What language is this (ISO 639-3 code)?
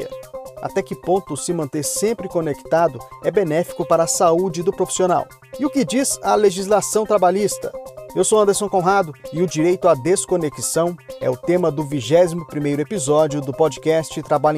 por